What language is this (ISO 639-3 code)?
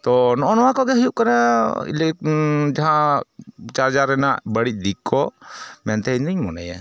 sat